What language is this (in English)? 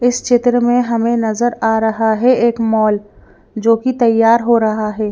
Hindi